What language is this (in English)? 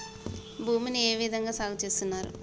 Telugu